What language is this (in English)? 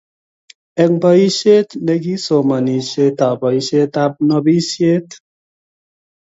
Kalenjin